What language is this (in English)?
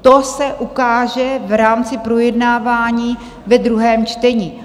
Czech